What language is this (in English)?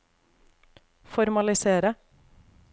Norwegian